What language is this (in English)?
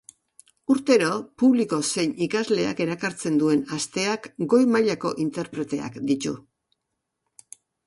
Basque